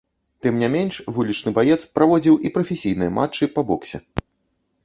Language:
Belarusian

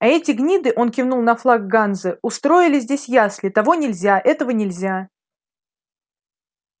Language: Russian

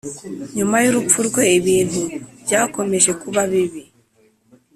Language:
Kinyarwanda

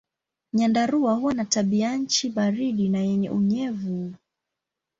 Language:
Swahili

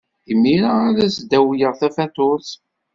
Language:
Kabyle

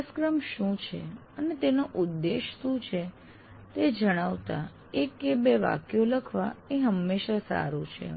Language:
Gujarati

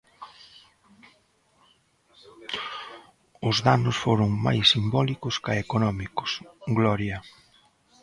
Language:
Galician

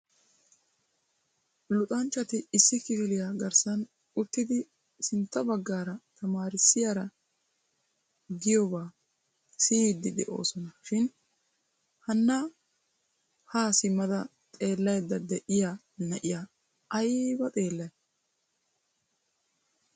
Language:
Wolaytta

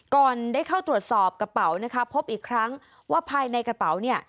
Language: Thai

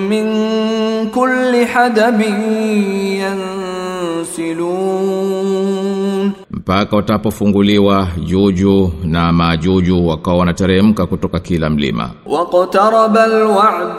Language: Swahili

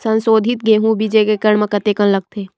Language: Chhattisgarhi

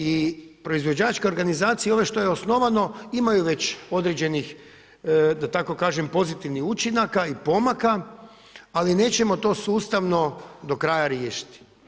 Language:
Croatian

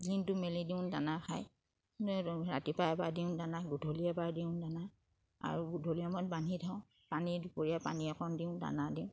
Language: Assamese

